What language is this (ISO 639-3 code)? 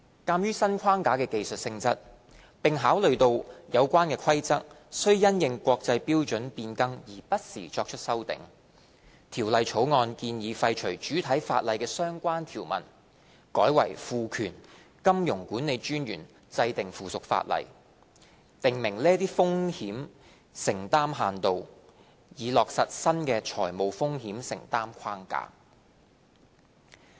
yue